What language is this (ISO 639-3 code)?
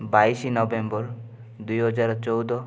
ori